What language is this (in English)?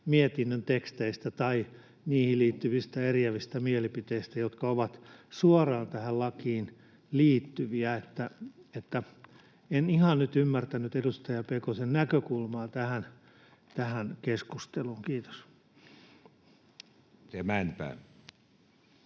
Finnish